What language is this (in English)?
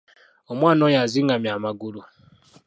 Ganda